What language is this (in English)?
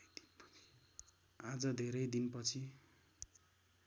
Nepali